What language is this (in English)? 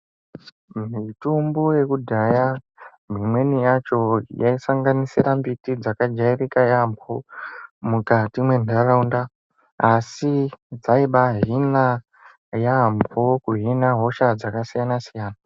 Ndau